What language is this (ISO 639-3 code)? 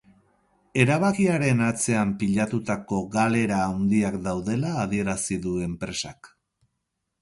eus